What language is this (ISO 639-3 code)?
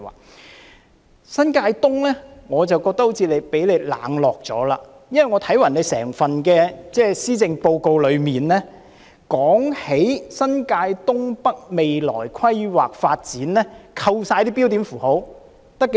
yue